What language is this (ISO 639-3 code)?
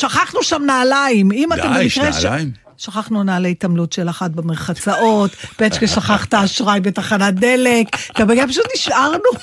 heb